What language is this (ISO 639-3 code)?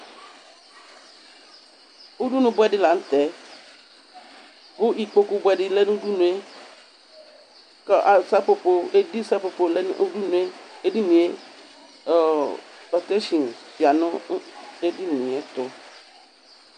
kpo